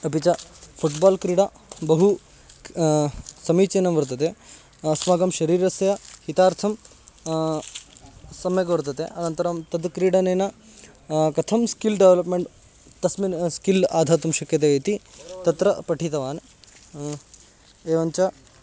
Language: Sanskrit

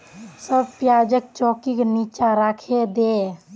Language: Magahi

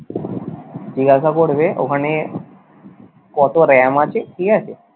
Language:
Bangla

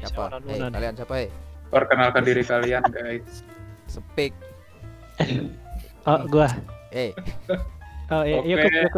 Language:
Indonesian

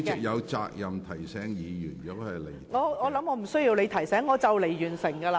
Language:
Cantonese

